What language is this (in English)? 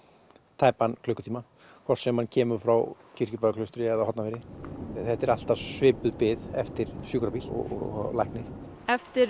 Icelandic